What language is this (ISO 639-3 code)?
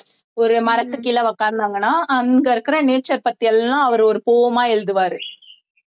tam